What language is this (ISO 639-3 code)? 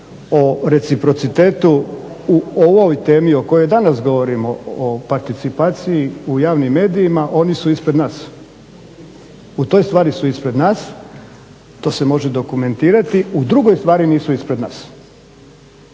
hrv